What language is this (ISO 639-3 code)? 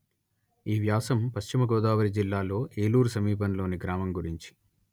tel